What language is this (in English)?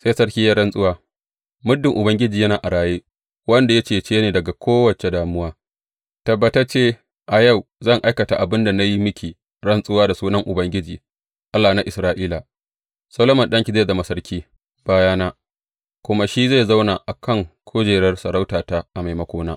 Hausa